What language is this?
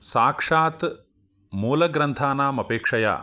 Sanskrit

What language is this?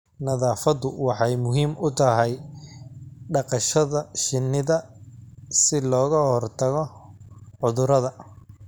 Somali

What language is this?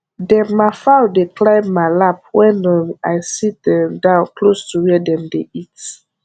Nigerian Pidgin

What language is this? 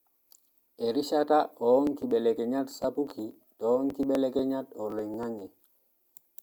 Masai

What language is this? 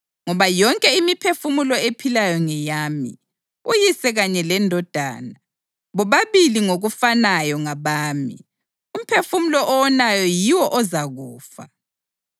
North Ndebele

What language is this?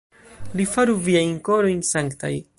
Esperanto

